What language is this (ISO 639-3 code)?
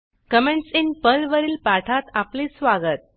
mar